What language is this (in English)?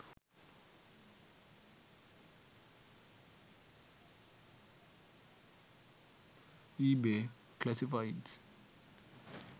Sinhala